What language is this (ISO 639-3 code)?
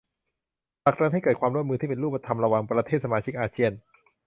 tha